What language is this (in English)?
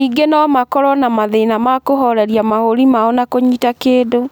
Kikuyu